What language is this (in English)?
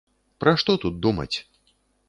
Belarusian